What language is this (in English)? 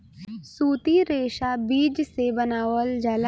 Bhojpuri